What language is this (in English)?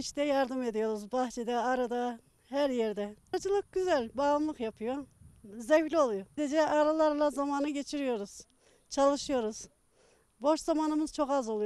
Turkish